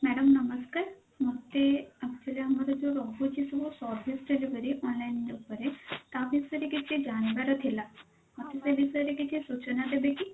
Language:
Odia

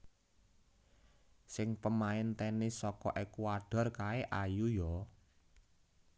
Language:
Javanese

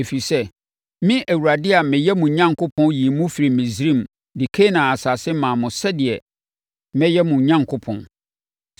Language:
Akan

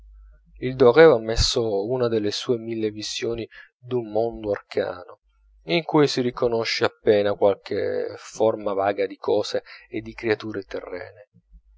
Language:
Italian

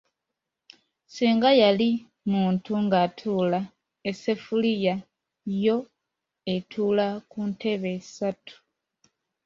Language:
Ganda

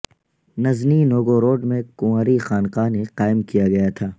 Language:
Urdu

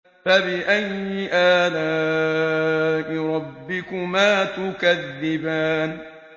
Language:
Arabic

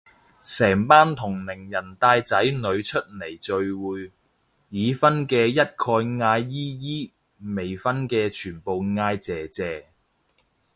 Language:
Cantonese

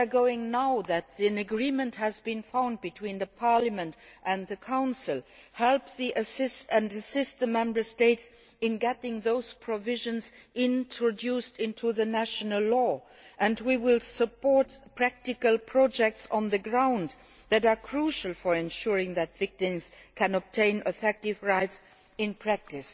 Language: English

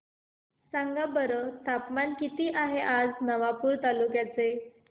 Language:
Marathi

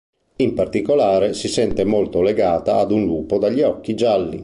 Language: Italian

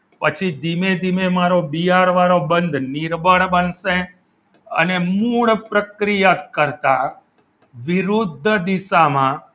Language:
Gujarati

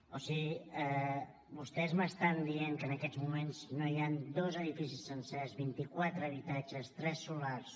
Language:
Catalan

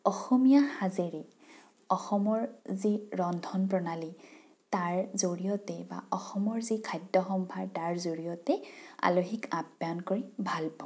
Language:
Assamese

